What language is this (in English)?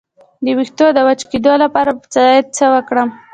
Pashto